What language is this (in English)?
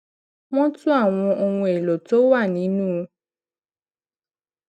Yoruba